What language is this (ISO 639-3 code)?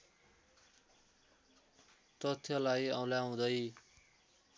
nep